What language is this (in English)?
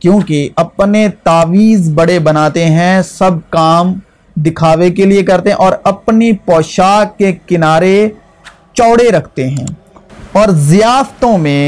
Urdu